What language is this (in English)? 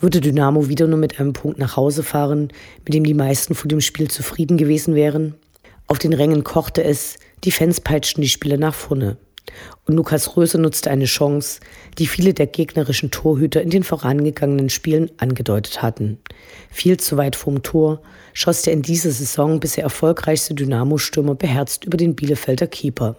German